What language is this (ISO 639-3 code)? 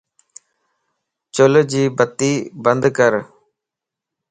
lss